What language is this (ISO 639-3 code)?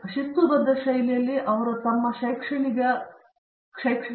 kan